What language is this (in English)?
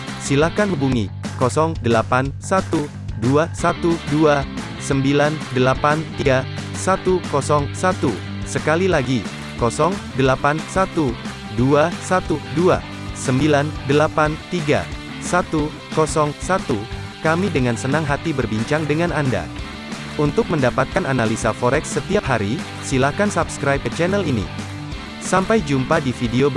Indonesian